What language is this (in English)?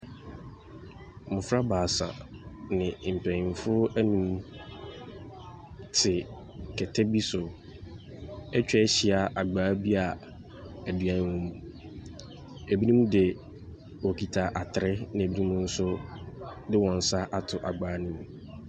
Akan